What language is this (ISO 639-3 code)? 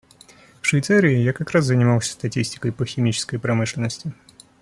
rus